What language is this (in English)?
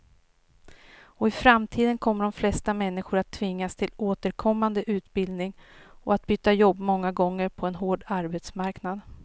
Swedish